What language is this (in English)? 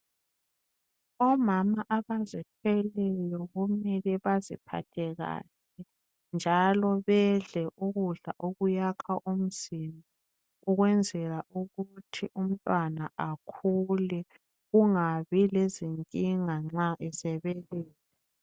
North Ndebele